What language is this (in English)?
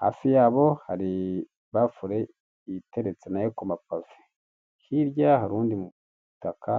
Kinyarwanda